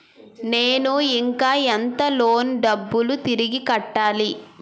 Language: Telugu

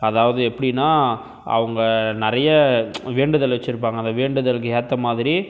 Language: Tamil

